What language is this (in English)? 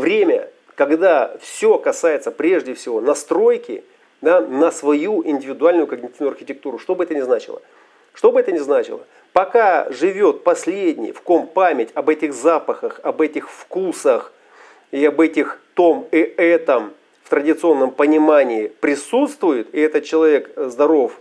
Russian